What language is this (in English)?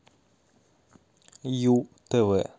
Russian